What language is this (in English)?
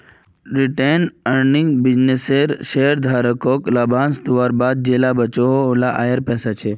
Magahi